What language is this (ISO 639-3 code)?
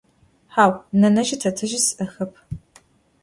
ady